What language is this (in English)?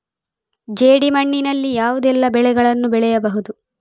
Kannada